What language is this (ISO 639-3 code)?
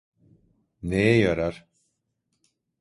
tur